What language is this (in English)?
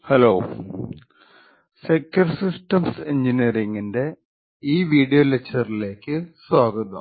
Malayalam